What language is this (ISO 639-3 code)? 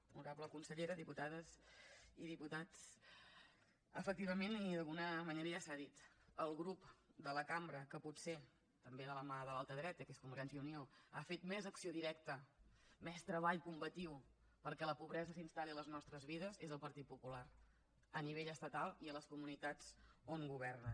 cat